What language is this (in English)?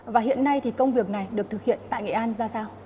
Vietnamese